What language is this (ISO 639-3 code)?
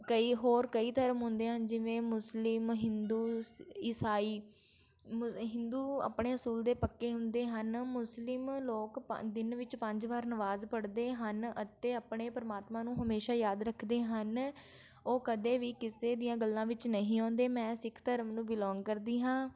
pan